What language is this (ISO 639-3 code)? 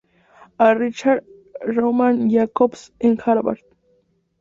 spa